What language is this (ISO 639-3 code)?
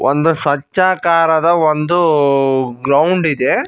kan